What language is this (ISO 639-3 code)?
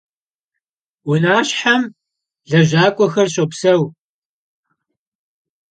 kbd